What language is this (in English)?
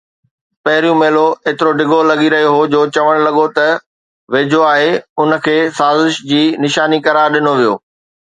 Sindhi